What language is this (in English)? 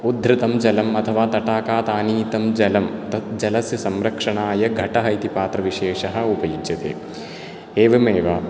Sanskrit